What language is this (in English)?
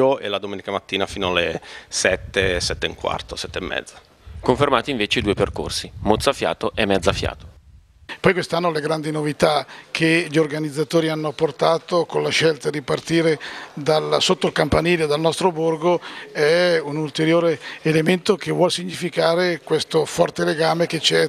Italian